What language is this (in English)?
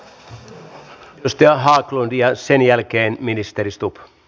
Finnish